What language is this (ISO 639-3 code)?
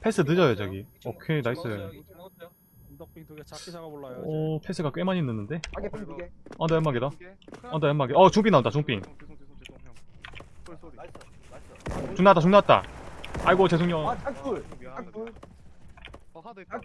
kor